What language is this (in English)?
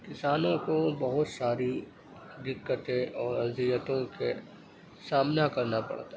Urdu